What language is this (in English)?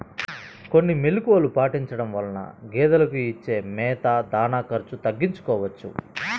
Telugu